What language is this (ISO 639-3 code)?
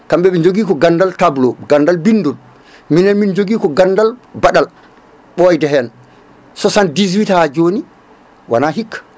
ful